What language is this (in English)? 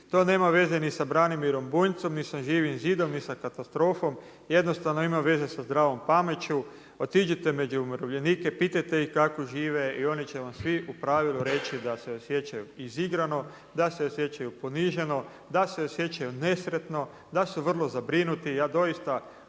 Croatian